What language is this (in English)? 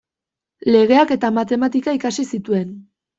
Basque